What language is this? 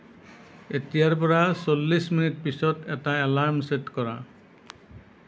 Assamese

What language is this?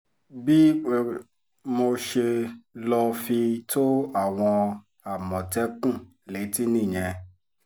Yoruba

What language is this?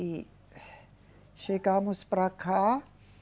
Portuguese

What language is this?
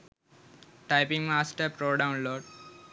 Sinhala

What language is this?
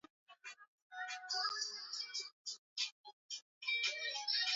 Swahili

